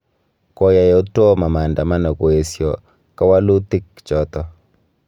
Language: Kalenjin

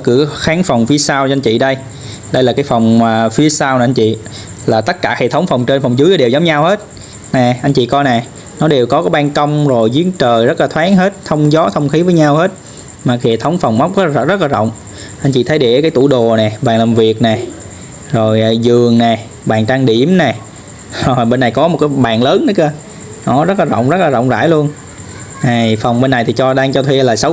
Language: Vietnamese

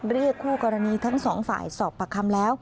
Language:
Thai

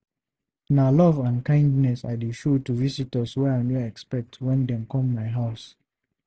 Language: Nigerian Pidgin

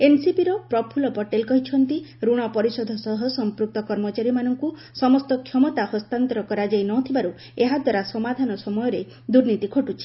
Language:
Odia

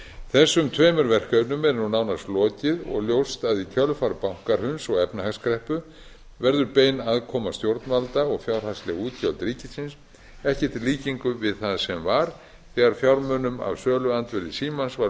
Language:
Icelandic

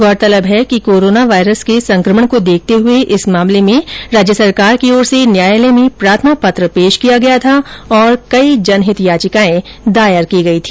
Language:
Hindi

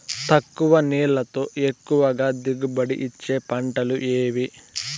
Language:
Telugu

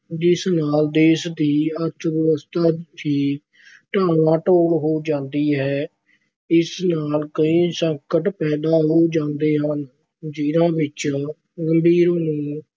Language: Punjabi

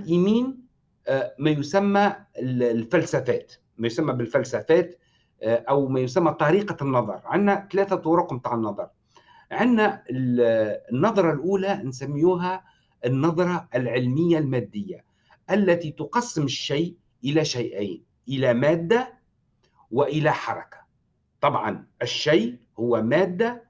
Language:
Arabic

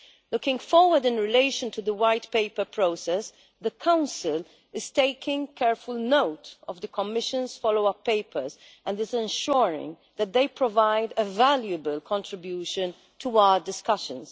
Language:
English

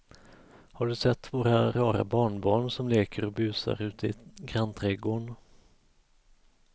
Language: Swedish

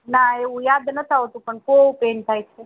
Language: Gujarati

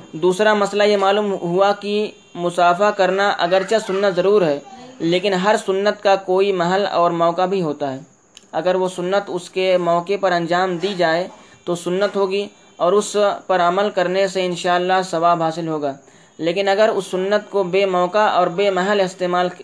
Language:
Urdu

